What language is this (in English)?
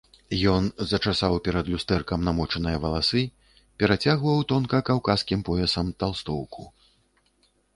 Belarusian